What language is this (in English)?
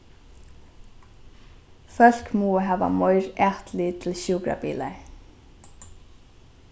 Faroese